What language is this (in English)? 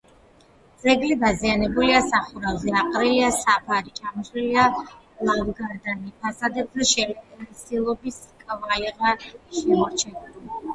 Georgian